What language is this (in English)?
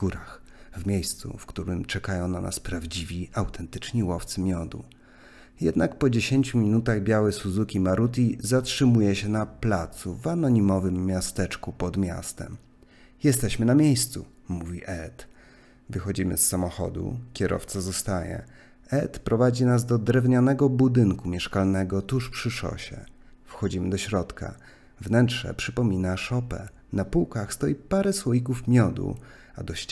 Polish